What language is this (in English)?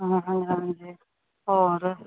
Punjabi